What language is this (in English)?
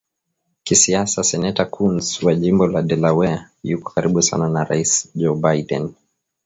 Swahili